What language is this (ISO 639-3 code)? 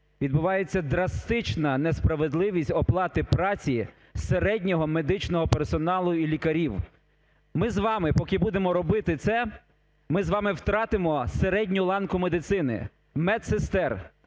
ukr